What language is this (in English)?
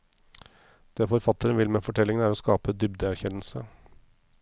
Norwegian